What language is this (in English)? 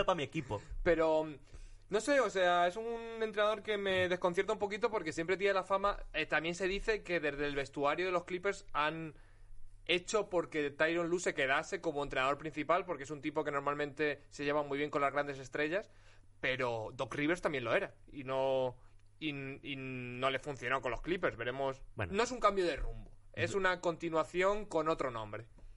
Spanish